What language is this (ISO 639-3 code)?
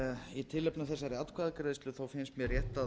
isl